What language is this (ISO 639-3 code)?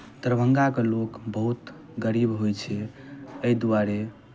mai